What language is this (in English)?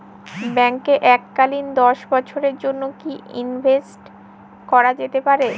Bangla